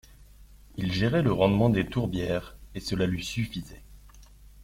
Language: French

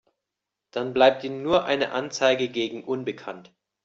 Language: German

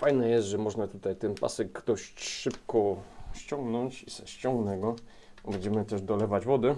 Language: Polish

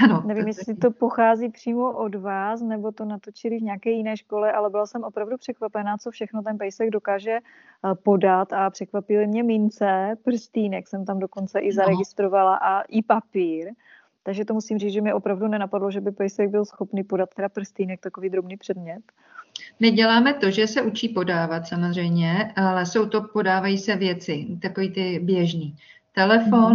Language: Czech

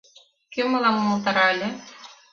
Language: Mari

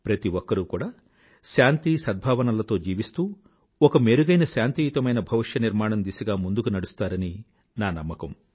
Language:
Telugu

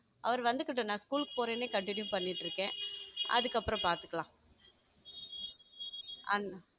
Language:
Tamil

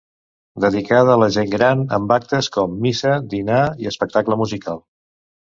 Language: Catalan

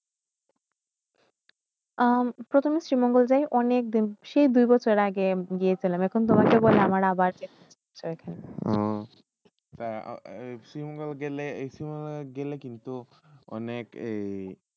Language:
Bangla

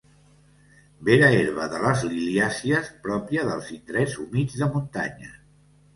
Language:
Catalan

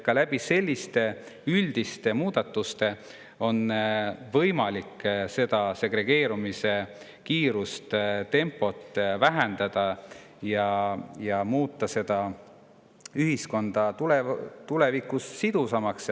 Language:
Estonian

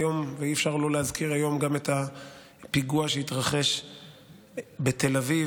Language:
Hebrew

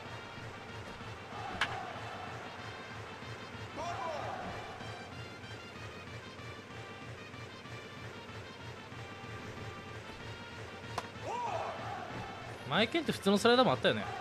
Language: Japanese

